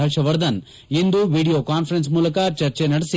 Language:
Kannada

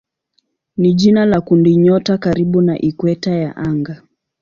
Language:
Swahili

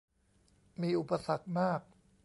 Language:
Thai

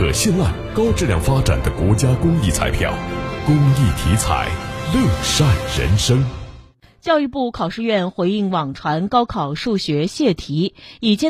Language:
Chinese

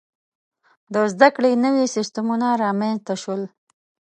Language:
Pashto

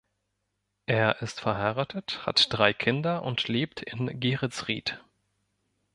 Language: German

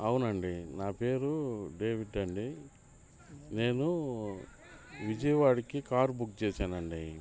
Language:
Telugu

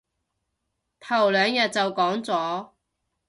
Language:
Cantonese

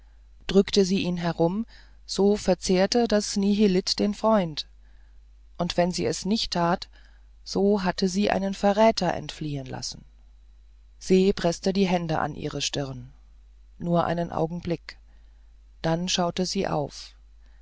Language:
German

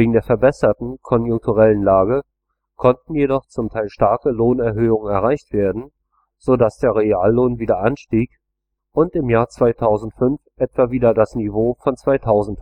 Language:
German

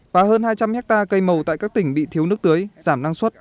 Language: Vietnamese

